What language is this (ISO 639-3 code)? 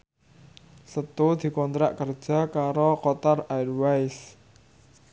jav